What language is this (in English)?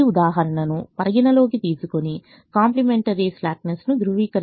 Telugu